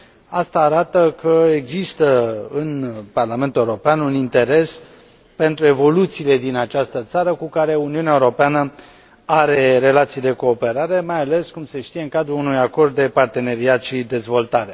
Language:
Romanian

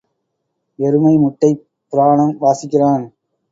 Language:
Tamil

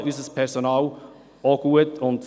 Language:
Swiss German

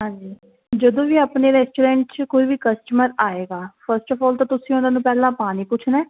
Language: Punjabi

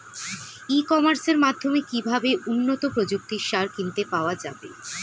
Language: Bangla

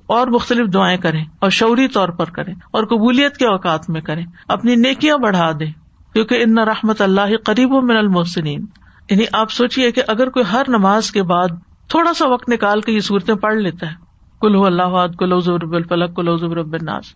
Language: Urdu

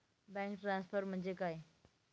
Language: Marathi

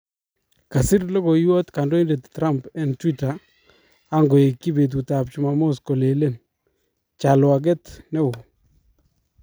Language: Kalenjin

